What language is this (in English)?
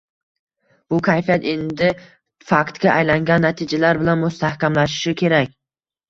Uzbek